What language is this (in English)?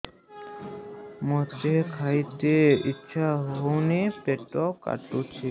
Odia